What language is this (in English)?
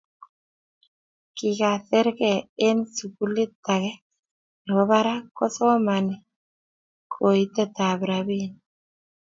Kalenjin